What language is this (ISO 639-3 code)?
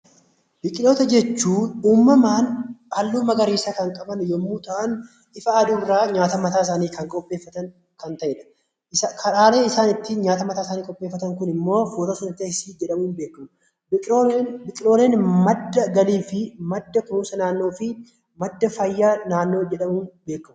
orm